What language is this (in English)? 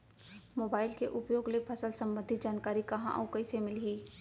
Chhattisgarhi